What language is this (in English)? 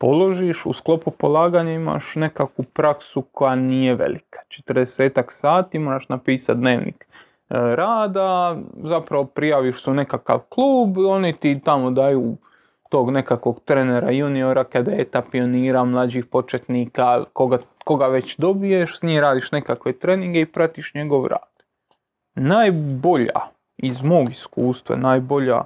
Croatian